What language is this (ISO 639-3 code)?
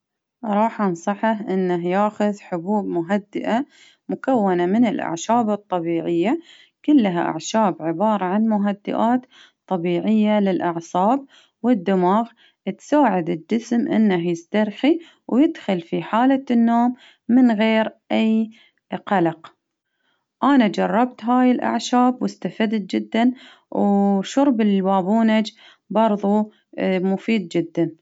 abv